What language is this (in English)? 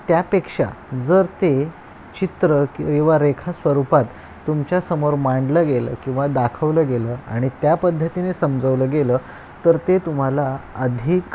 Marathi